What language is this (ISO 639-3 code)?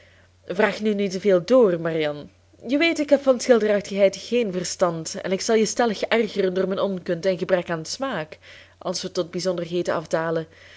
nld